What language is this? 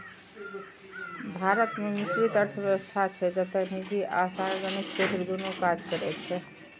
Maithili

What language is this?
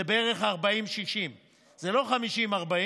Hebrew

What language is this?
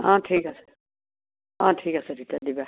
Assamese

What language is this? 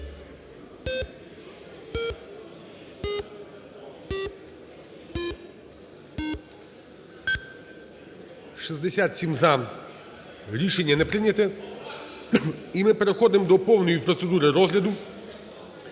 Ukrainian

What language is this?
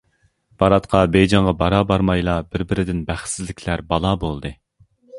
Uyghur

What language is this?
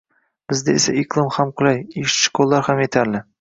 Uzbek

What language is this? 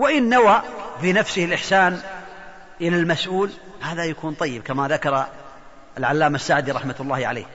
Arabic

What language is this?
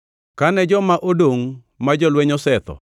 Luo (Kenya and Tanzania)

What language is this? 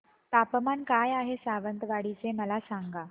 Marathi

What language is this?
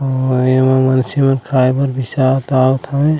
Chhattisgarhi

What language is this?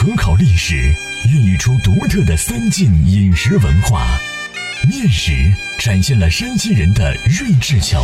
Chinese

